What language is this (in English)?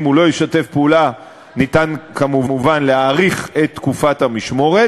Hebrew